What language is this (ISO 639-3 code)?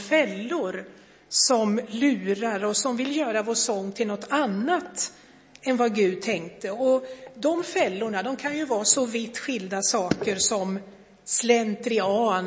swe